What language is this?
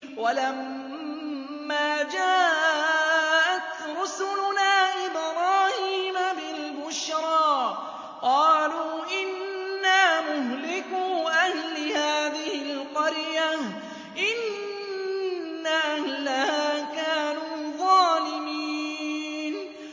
Arabic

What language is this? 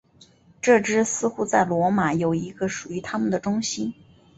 Chinese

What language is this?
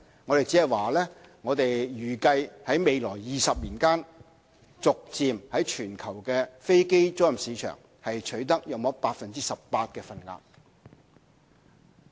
Cantonese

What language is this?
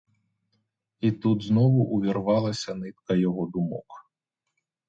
Ukrainian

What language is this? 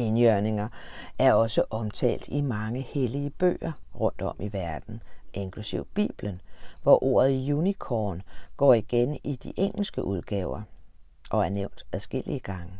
Danish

